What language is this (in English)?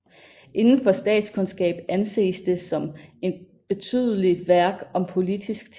Danish